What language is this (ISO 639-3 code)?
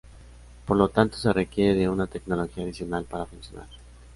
spa